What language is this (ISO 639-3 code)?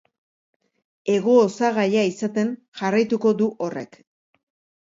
eus